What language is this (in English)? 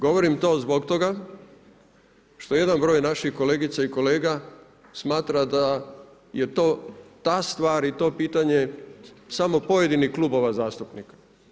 Croatian